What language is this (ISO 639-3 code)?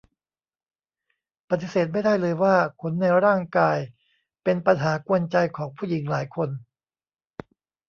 tha